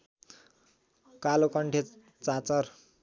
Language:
Nepali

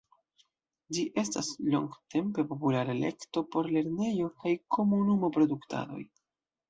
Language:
Esperanto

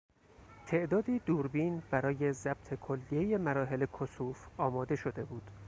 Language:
Persian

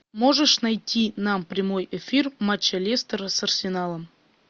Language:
Russian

